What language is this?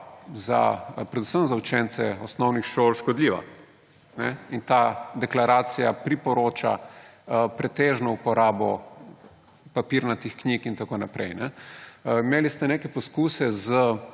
Slovenian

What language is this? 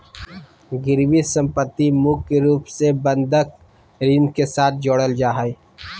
Magahi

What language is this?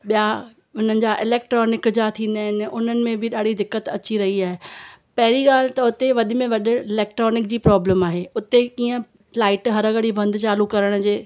Sindhi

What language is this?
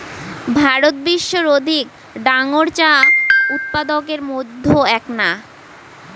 Bangla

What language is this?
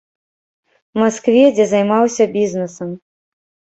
Belarusian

